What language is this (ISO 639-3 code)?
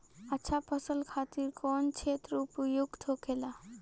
bho